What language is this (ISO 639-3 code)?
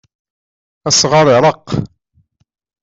kab